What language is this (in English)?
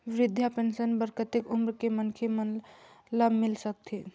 Chhattisgarhi